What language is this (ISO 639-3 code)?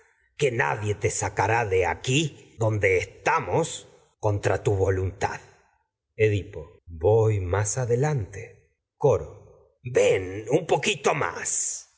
spa